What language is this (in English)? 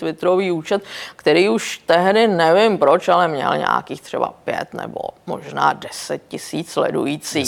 Czech